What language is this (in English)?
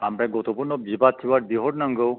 Bodo